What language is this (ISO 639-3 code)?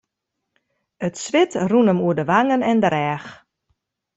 fry